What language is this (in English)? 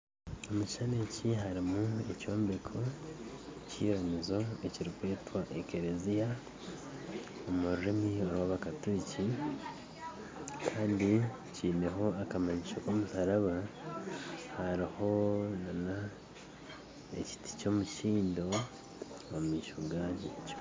Nyankole